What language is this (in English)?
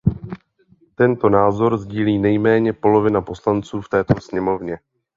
Czech